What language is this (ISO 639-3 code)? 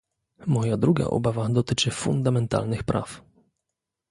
pol